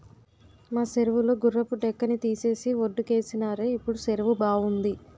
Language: Telugu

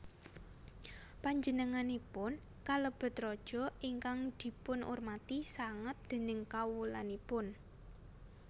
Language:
Javanese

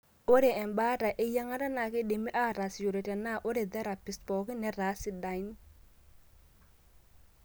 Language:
Masai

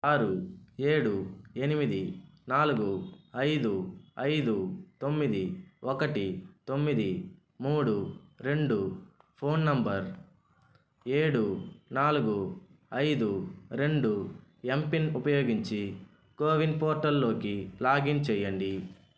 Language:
Telugu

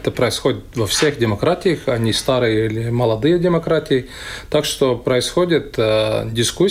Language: Russian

